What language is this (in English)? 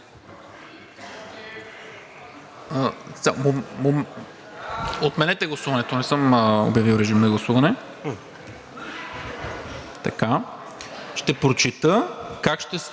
Bulgarian